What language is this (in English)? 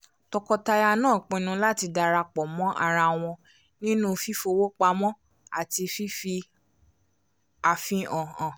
Yoruba